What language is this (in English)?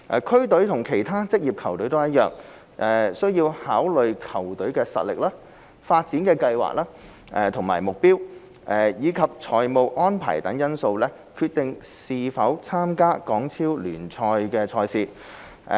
Cantonese